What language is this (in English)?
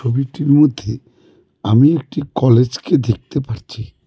Bangla